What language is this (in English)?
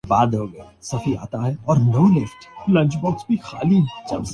Urdu